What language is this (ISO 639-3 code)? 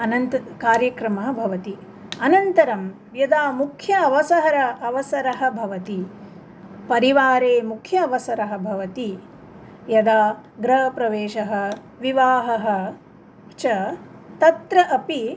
san